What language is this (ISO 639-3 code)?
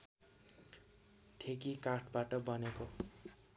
nep